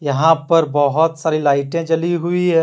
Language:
Hindi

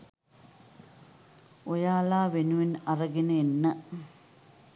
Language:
Sinhala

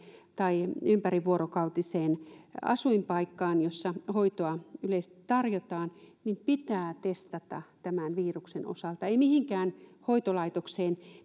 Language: Finnish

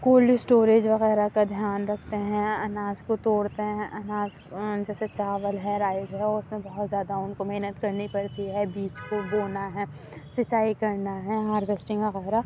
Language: Urdu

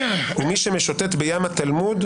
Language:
Hebrew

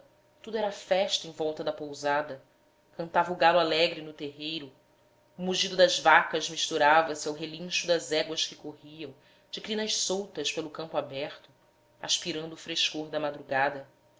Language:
Portuguese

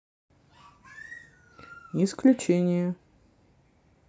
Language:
Russian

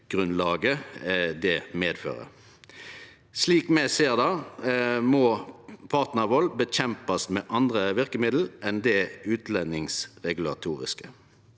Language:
Norwegian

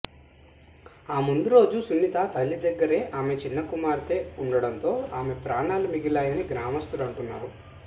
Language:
Telugu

